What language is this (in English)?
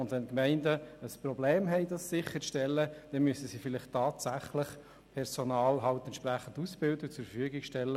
Swiss German